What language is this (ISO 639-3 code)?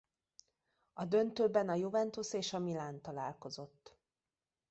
hun